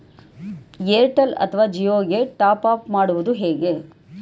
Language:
Kannada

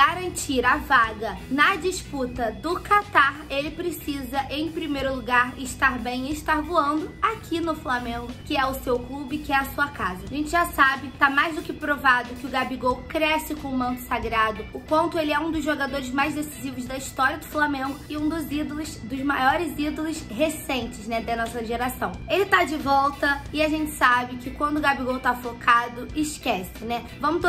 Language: Portuguese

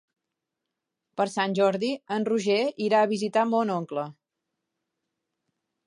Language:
Catalan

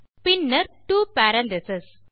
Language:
Tamil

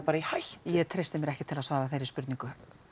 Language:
Icelandic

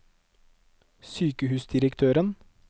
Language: Norwegian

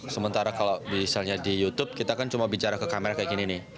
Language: Indonesian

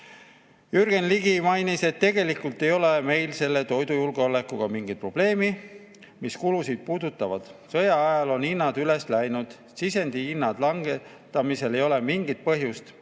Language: Estonian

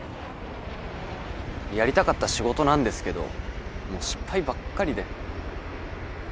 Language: Japanese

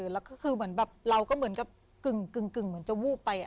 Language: Thai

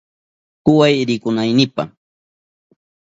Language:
Southern Pastaza Quechua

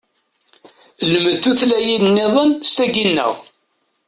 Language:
Kabyle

